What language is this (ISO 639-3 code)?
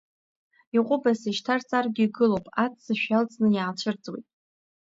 abk